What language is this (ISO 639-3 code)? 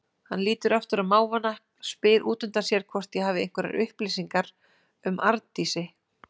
isl